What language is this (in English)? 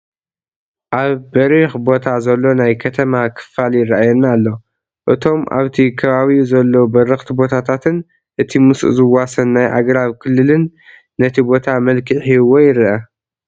Tigrinya